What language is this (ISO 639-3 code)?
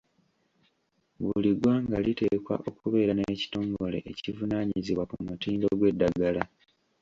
lug